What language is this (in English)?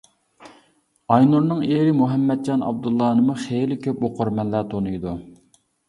Uyghur